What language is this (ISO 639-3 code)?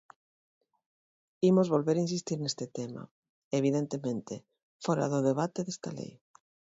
glg